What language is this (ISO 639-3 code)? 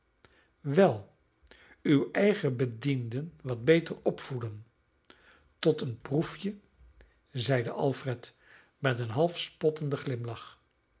nld